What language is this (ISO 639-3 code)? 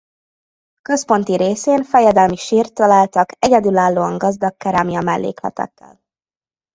hun